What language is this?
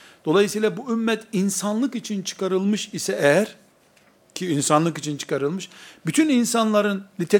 Turkish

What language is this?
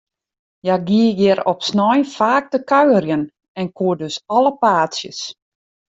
Western Frisian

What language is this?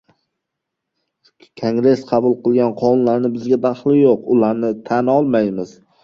Uzbek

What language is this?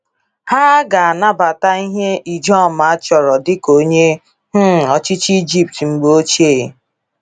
Igbo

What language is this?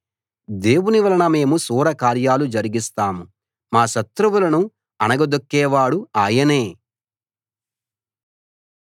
Telugu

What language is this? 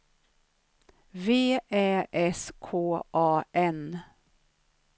Swedish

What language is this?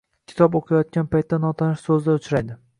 Uzbek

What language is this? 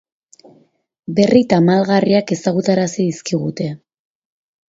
Basque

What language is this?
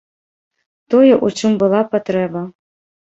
Belarusian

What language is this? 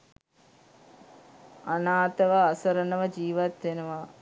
Sinhala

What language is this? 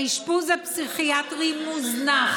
Hebrew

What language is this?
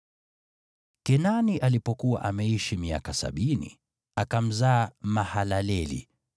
Swahili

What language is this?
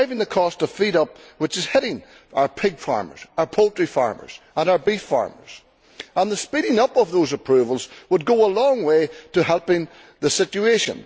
English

